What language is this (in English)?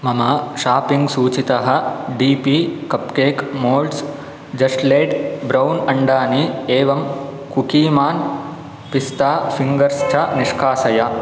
Sanskrit